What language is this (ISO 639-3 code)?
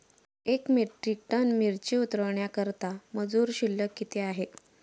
mar